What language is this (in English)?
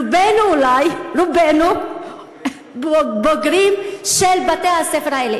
Hebrew